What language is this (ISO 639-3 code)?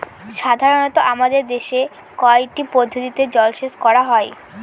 ben